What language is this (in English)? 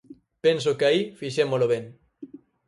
Galician